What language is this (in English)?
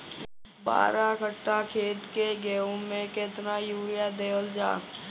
Bhojpuri